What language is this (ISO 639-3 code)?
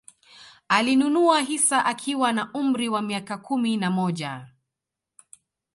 swa